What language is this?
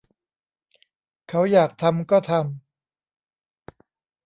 Thai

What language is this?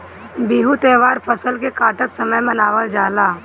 Bhojpuri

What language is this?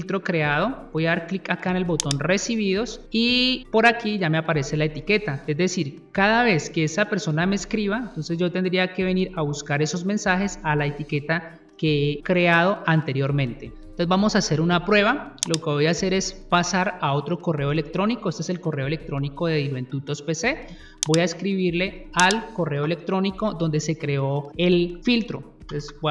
Spanish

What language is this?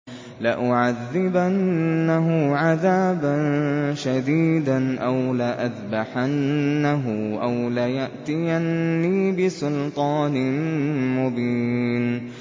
Arabic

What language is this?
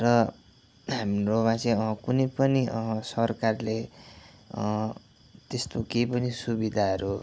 Nepali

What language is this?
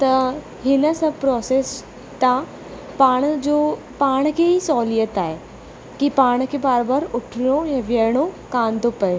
Sindhi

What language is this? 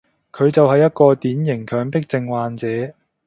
Cantonese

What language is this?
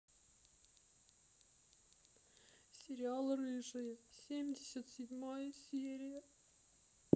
Russian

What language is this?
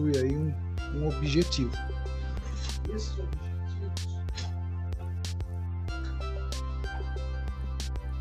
Portuguese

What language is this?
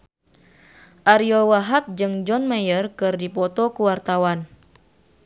Sundanese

